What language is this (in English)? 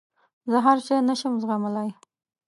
Pashto